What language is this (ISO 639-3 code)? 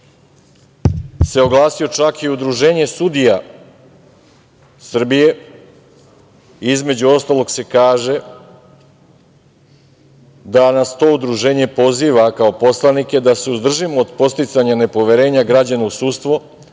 srp